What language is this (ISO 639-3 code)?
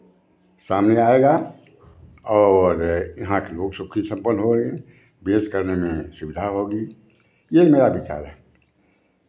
hin